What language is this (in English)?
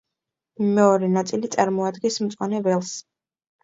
Georgian